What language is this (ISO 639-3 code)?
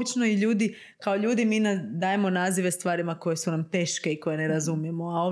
hrv